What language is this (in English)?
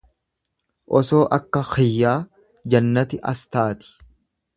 Oromo